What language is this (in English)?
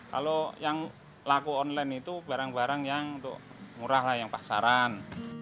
Indonesian